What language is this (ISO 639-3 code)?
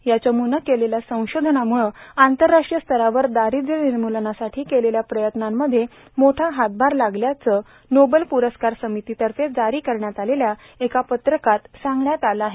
mar